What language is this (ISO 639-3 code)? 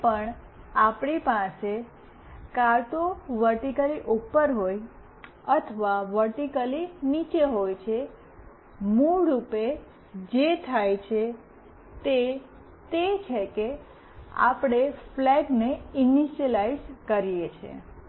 guj